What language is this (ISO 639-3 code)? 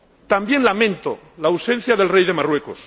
spa